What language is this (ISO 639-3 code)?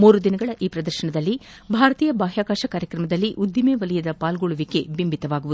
kan